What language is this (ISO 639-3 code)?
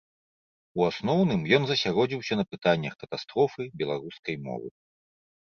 bel